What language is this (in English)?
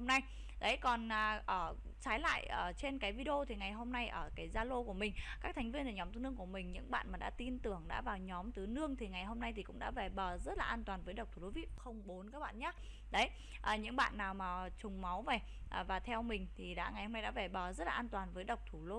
Vietnamese